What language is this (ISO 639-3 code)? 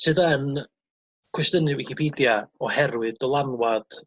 cym